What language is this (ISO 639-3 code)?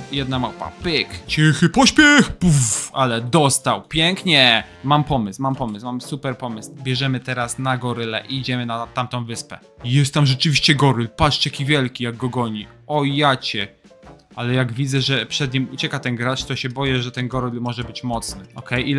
pol